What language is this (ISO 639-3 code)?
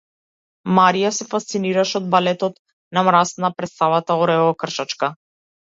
mkd